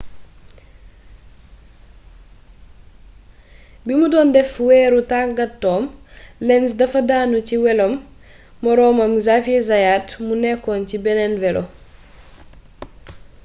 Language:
Wolof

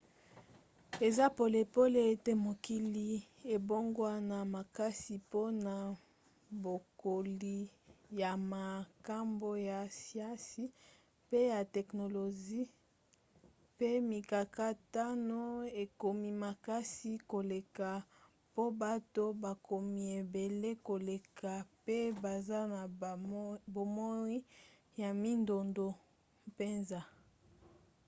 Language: Lingala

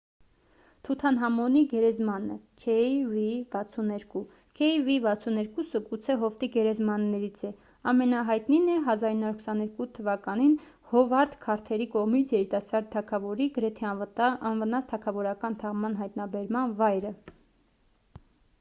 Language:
Armenian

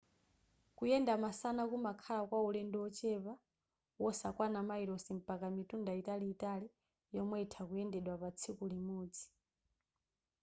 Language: Nyanja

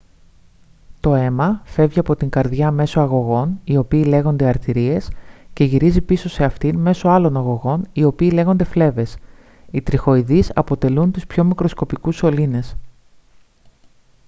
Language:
Greek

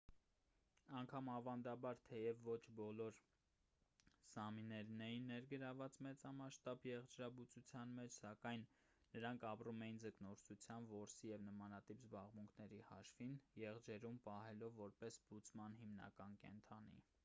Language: Armenian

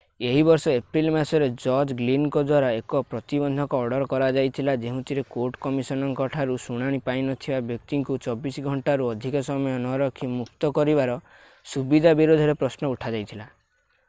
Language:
Odia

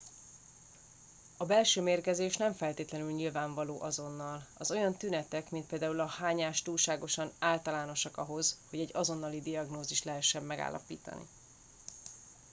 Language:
Hungarian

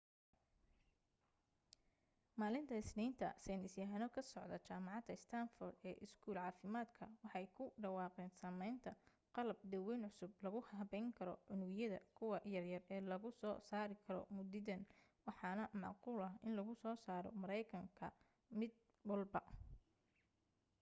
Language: Somali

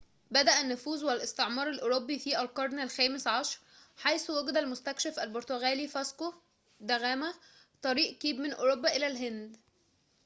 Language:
Arabic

